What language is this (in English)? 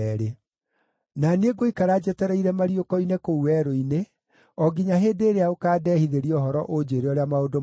Kikuyu